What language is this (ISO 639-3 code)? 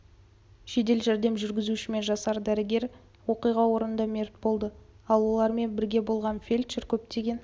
kaz